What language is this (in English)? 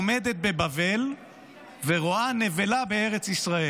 Hebrew